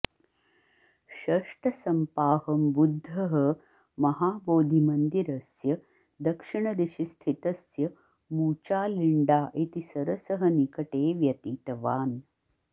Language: Sanskrit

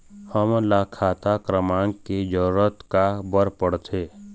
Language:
Chhattisgarhi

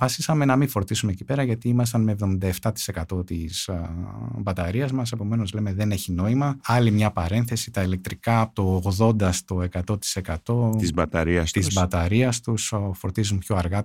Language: Greek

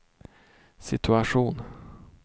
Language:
Swedish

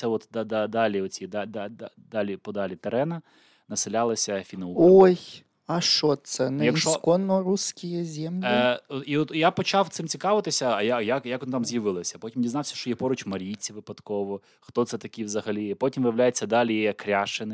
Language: Ukrainian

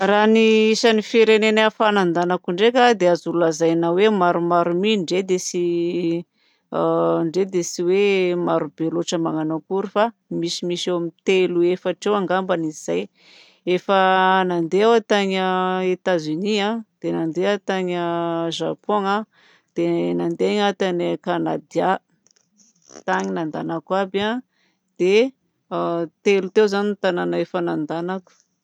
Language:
Southern Betsimisaraka Malagasy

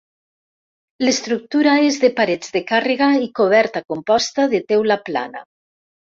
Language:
Catalan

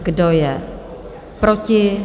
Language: Czech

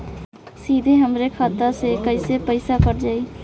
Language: Bhojpuri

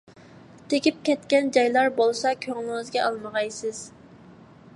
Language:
Uyghur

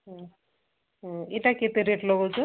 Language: Odia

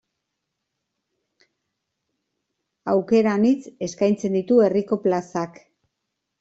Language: Basque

